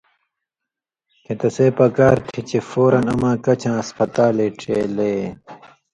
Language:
Indus Kohistani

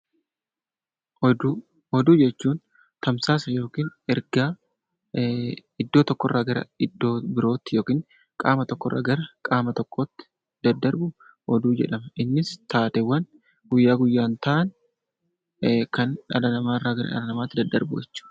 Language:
Oromo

